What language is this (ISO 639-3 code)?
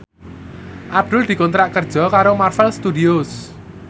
jav